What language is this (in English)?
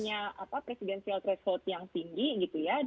Indonesian